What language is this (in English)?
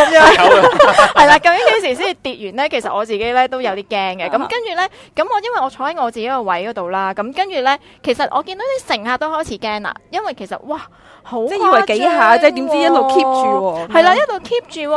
Chinese